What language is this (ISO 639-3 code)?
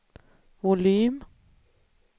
swe